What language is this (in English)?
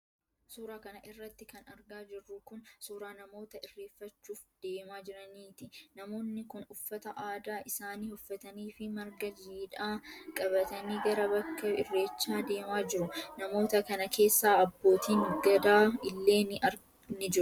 Oromo